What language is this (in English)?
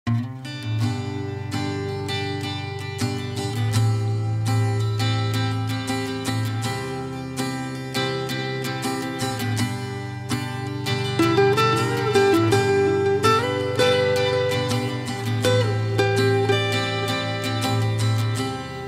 Indonesian